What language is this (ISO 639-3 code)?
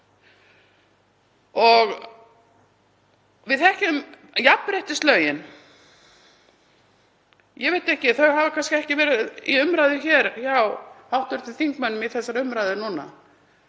isl